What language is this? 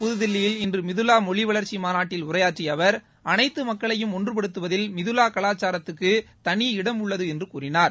Tamil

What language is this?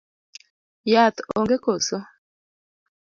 Luo (Kenya and Tanzania)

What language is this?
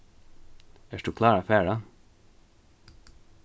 Faroese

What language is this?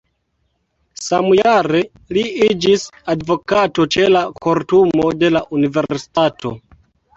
Esperanto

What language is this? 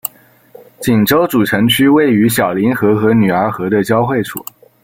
Chinese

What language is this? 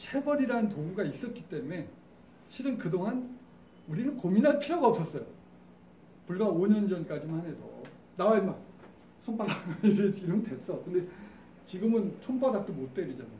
Korean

